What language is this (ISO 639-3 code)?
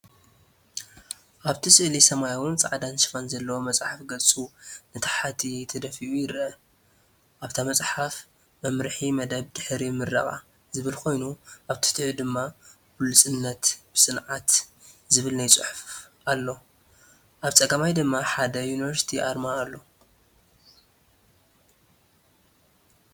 tir